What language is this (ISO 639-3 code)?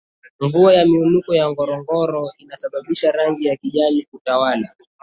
swa